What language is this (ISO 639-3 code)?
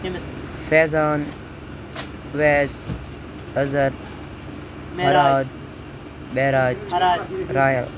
kas